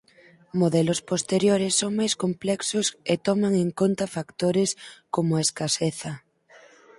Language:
Galician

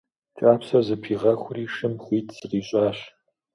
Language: Kabardian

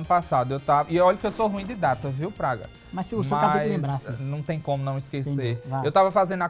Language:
Portuguese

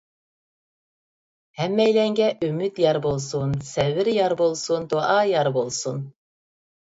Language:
Uyghur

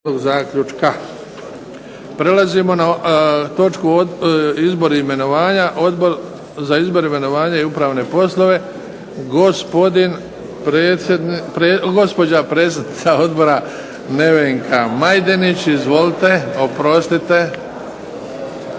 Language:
Croatian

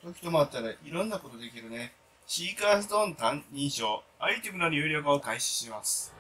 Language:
Japanese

